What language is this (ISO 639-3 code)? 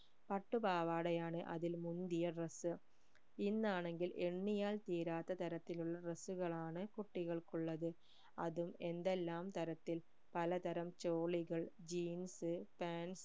mal